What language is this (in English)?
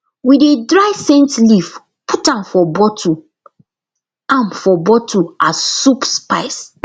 Nigerian Pidgin